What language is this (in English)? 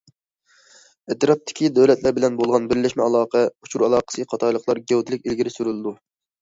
Uyghur